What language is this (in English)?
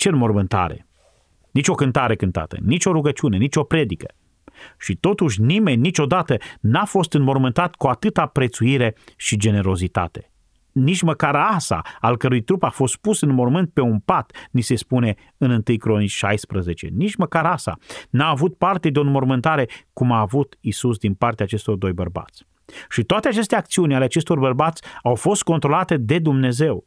Romanian